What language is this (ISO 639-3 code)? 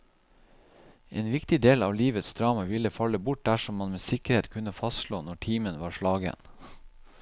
nor